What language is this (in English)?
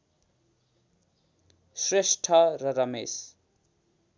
Nepali